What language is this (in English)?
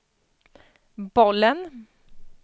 Swedish